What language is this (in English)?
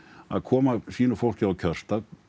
Icelandic